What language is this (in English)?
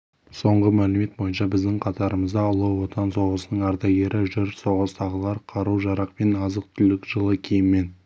Kazakh